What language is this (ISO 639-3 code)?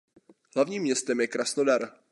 ces